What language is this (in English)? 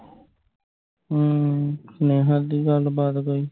Punjabi